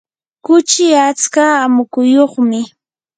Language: Yanahuanca Pasco Quechua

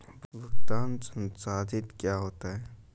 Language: Hindi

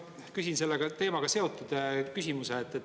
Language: Estonian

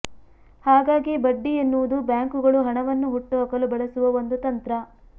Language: Kannada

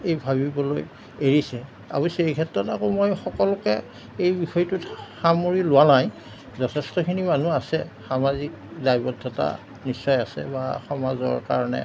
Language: Assamese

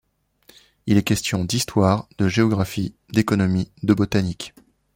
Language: French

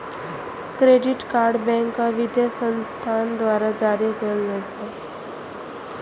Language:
Maithili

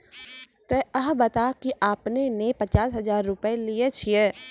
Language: Maithili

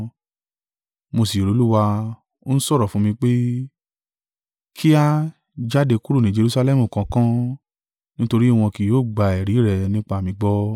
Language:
Yoruba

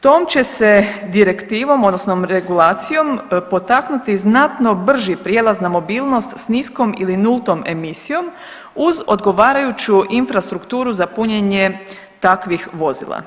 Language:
Croatian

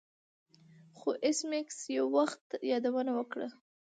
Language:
Pashto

